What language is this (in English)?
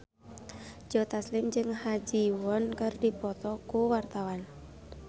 Sundanese